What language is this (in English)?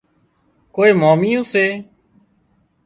Wadiyara Koli